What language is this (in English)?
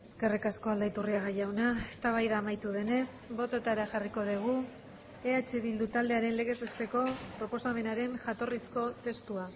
Basque